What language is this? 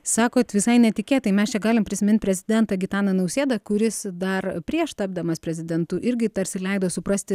Lithuanian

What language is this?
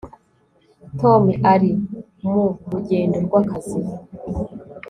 Kinyarwanda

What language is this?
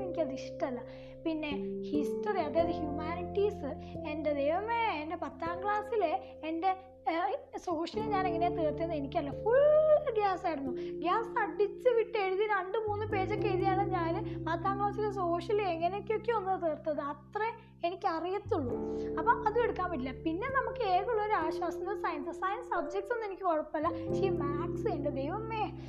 Malayalam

